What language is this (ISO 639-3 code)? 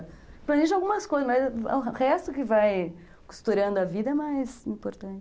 por